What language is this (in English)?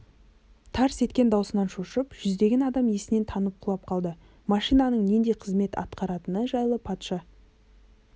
Kazakh